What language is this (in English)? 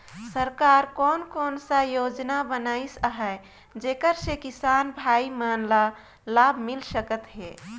Chhattisgarhi